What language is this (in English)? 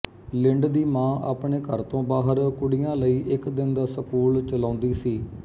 Punjabi